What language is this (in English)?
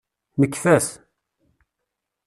Kabyle